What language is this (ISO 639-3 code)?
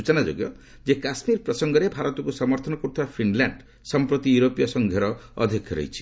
ori